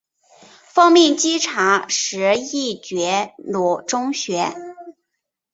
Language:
Chinese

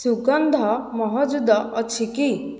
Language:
Odia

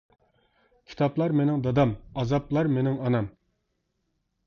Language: Uyghur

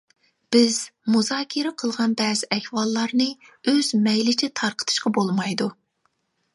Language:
Uyghur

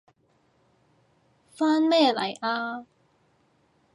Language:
Cantonese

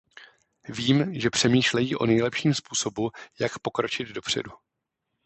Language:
Czech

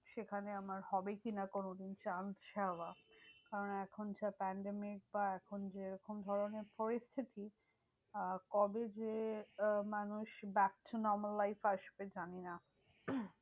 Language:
Bangla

